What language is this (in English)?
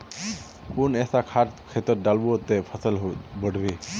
Magahi